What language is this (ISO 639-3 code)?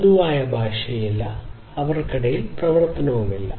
mal